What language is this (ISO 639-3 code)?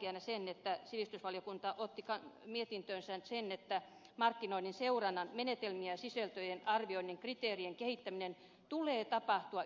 fin